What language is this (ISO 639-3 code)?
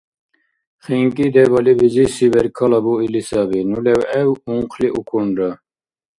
dar